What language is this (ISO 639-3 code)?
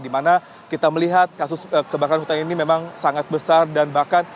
ind